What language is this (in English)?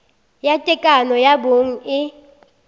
Northern Sotho